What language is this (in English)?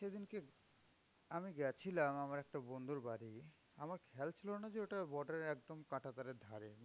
Bangla